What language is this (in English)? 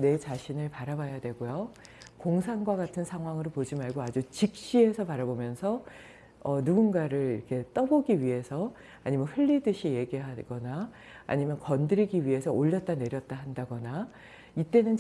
Korean